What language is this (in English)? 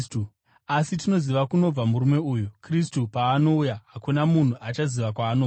Shona